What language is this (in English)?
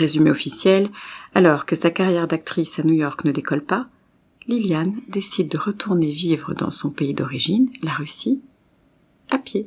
French